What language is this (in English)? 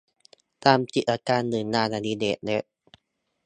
Thai